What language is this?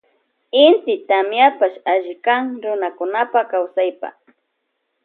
Loja Highland Quichua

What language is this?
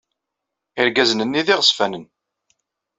Kabyle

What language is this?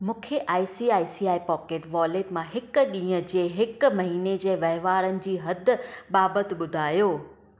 Sindhi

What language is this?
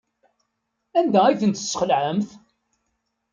Kabyle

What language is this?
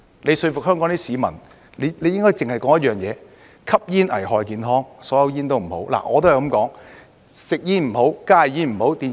Cantonese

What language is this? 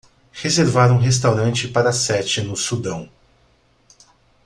Portuguese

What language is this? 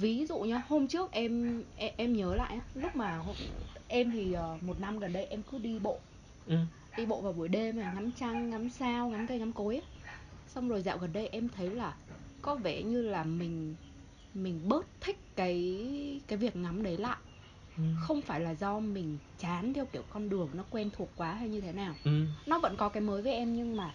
Vietnamese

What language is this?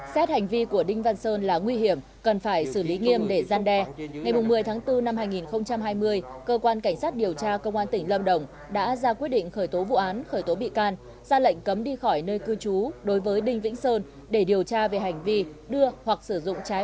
Vietnamese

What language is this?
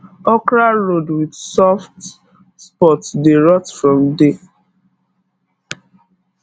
Nigerian Pidgin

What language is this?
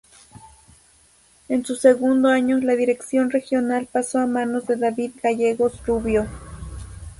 Spanish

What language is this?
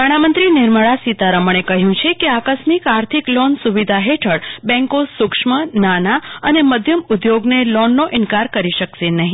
Gujarati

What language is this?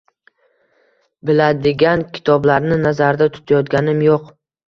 Uzbek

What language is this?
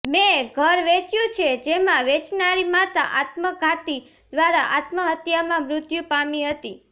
Gujarati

